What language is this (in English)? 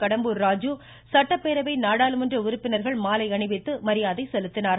Tamil